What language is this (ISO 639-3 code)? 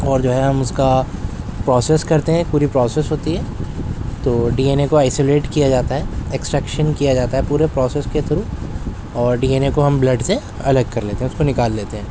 urd